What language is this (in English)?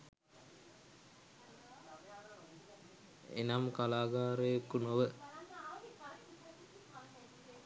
Sinhala